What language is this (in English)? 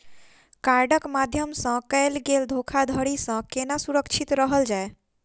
Maithili